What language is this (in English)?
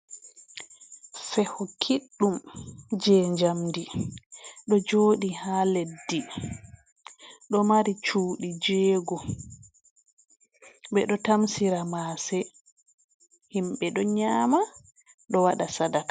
Fula